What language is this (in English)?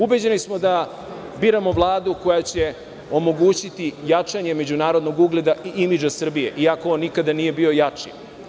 Serbian